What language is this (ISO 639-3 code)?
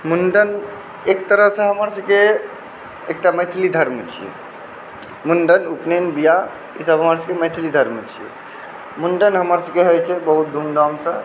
mai